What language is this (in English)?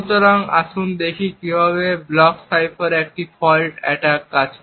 Bangla